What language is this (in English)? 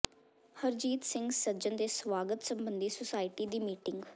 Punjabi